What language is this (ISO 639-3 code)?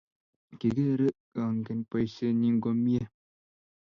kln